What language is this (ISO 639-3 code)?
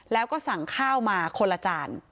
tha